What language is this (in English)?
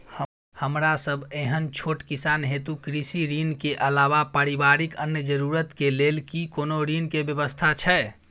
Maithili